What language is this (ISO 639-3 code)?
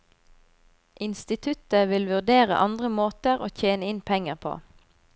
nor